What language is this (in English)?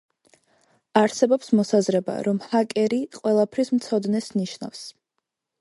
Georgian